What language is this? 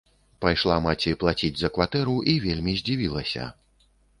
Belarusian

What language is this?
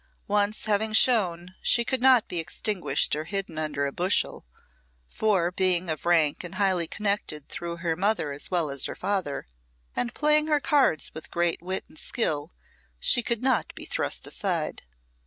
English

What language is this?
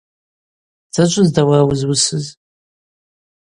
Abaza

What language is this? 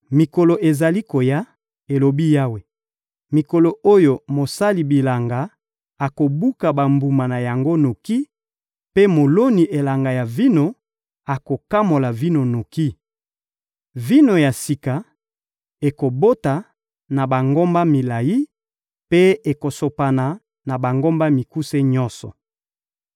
Lingala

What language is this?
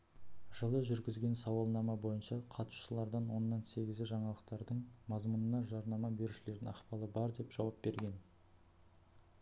Kazakh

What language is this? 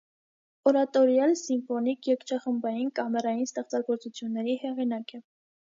Armenian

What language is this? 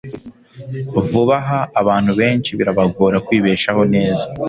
Kinyarwanda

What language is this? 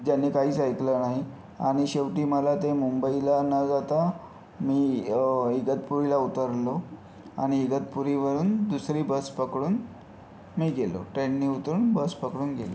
Marathi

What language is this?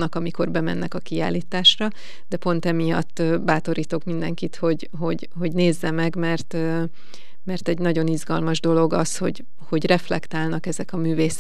Hungarian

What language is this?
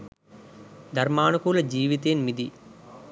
Sinhala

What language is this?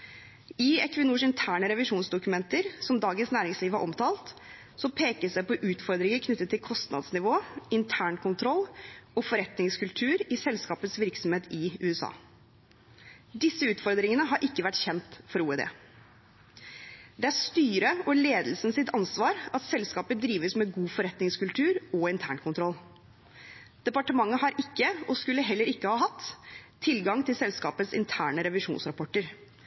Norwegian Bokmål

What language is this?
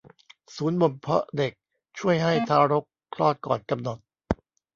Thai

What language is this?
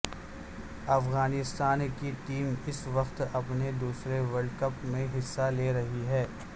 Urdu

